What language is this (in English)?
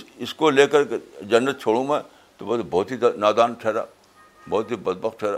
Urdu